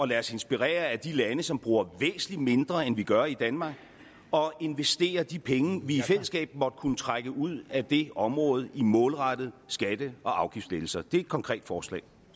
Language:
Danish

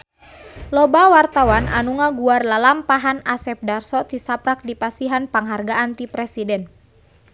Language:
Sundanese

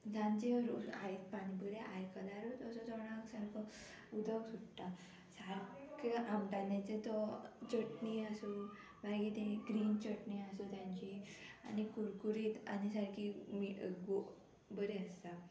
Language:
Konkani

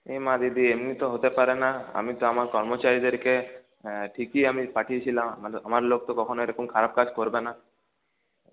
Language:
Bangla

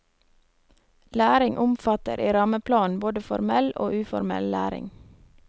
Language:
Norwegian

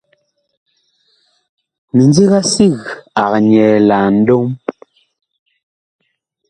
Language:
Bakoko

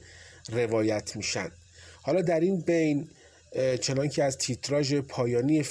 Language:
Persian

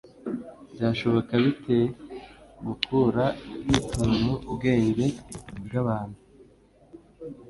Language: Kinyarwanda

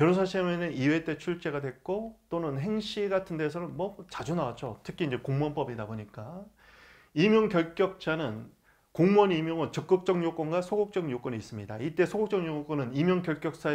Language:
Korean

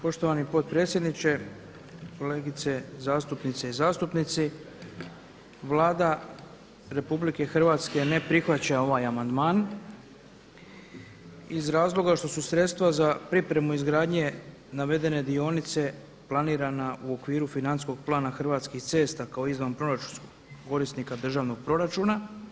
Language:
Croatian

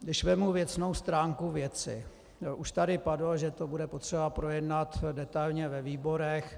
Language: Czech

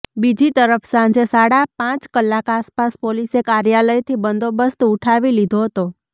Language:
Gujarati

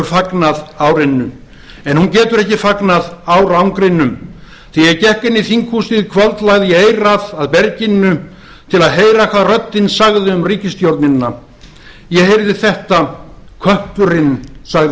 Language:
Icelandic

